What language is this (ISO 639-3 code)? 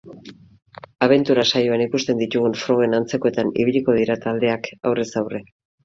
eus